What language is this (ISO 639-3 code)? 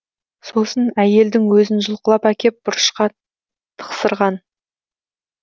kaz